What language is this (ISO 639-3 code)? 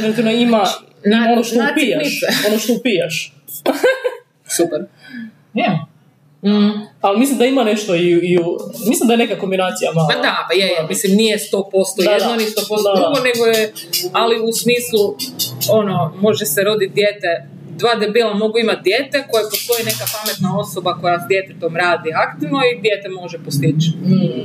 hrv